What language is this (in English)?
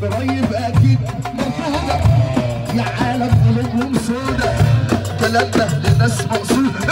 Arabic